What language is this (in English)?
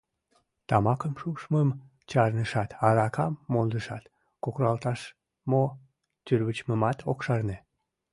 Mari